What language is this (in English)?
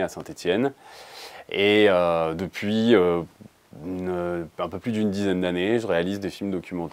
French